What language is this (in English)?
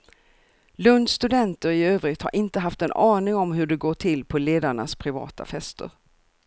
Swedish